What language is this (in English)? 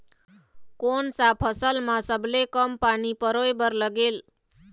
Chhattisgarhi